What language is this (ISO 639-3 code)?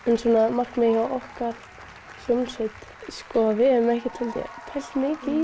isl